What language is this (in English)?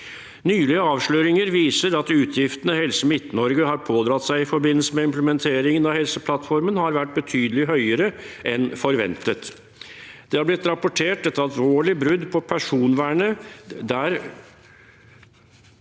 Norwegian